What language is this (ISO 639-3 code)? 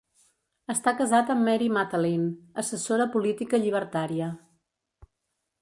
cat